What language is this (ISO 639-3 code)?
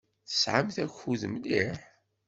kab